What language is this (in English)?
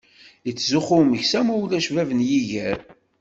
Kabyle